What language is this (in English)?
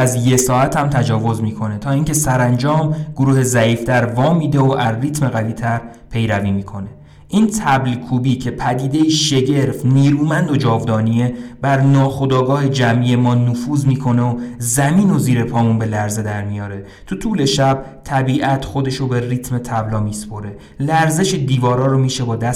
Persian